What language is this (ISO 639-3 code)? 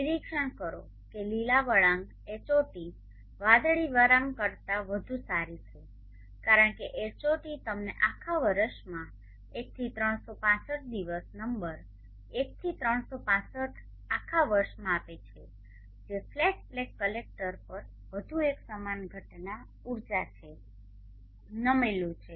guj